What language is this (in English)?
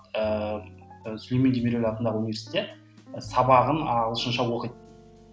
Kazakh